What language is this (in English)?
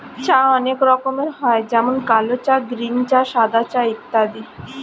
Bangla